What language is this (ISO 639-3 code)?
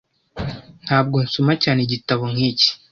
kin